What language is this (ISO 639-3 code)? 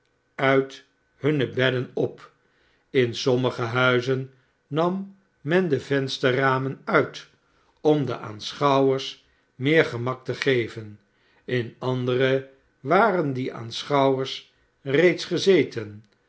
nld